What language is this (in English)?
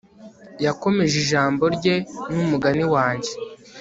Kinyarwanda